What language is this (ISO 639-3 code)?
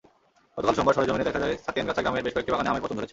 ben